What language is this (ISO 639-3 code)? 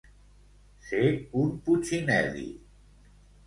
cat